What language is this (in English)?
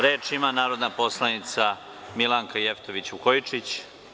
Serbian